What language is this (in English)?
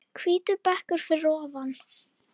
Icelandic